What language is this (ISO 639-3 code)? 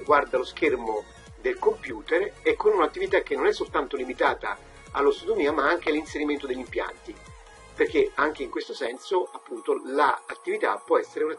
ita